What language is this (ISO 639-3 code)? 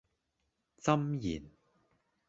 yue